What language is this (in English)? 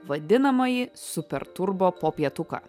Lithuanian